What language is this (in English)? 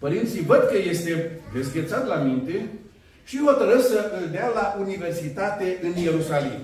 Romanian